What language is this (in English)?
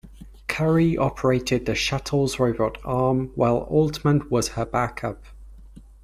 English